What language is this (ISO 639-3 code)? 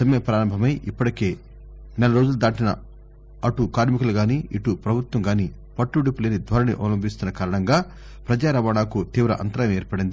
tel